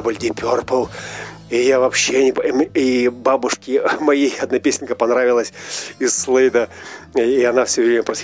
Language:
Russian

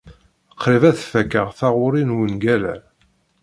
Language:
Kabyle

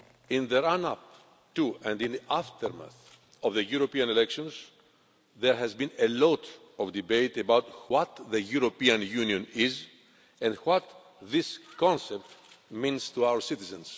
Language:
English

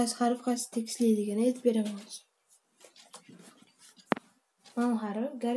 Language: Turkish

